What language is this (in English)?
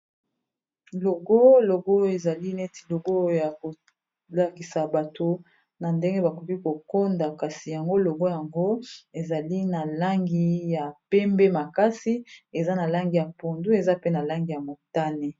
Lingala